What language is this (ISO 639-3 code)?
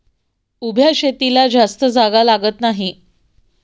mar